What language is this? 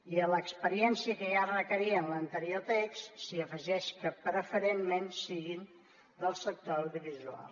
Catalan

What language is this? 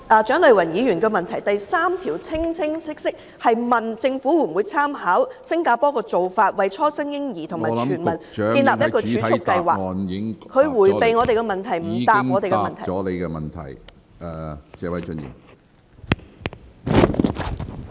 Cantonese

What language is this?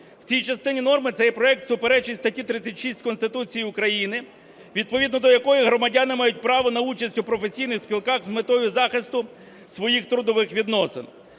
Ukrainian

